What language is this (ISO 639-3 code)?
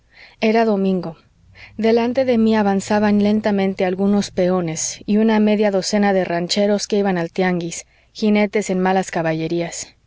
spa